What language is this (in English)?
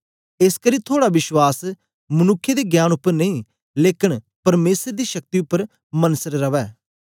Dogri